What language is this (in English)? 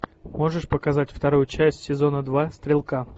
Russian